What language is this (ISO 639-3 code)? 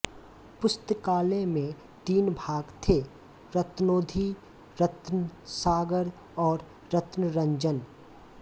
hin